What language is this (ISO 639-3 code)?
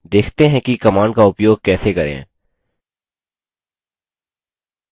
hin